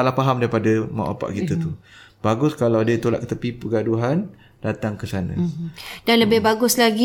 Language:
Malay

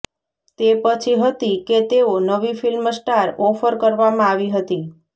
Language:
Gujarati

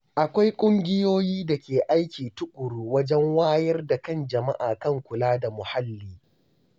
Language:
Hausa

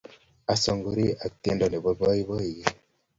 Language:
Kalenjin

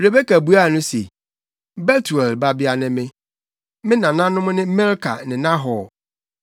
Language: Akan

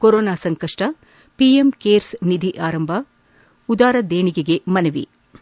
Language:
Kannada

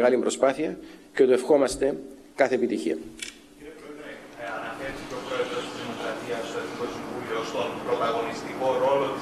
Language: Greek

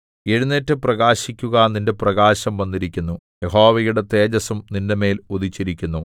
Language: Malayalam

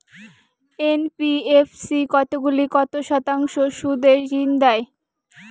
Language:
Bangla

